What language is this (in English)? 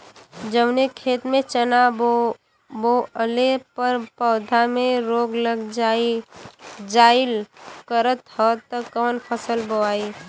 Bhojpuri